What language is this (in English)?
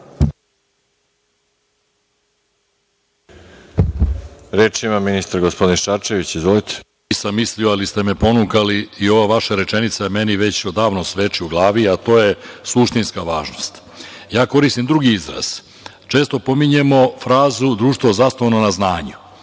Serbian